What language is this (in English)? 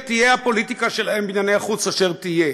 Hebrew